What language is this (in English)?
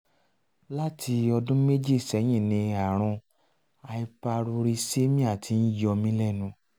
Yoruba